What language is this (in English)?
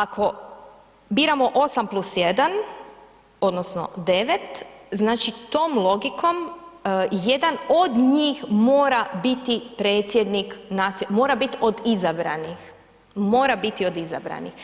Croatian